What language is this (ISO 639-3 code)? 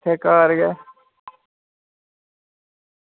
doi